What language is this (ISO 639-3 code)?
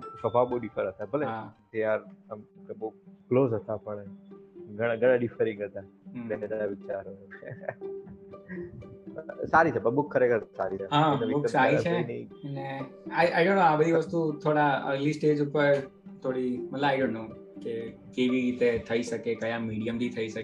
guj